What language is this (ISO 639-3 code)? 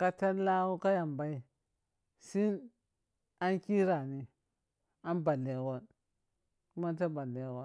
piy